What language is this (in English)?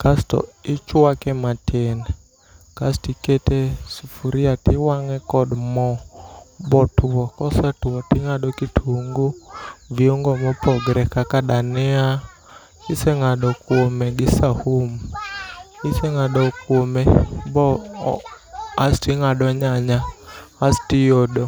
Luo (Kenya and Tanzania)